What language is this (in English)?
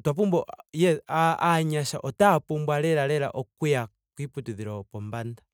Ndonga